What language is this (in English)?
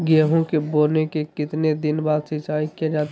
Magahi